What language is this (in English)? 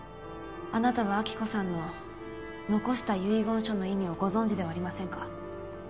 Japanese